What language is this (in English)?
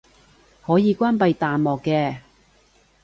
Cantonese